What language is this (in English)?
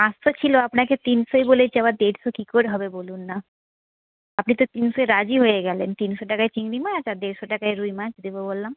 Bangla